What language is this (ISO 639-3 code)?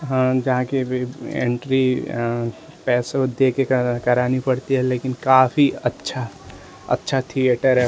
hin